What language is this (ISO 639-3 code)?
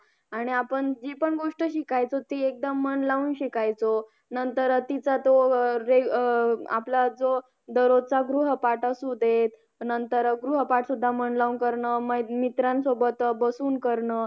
mar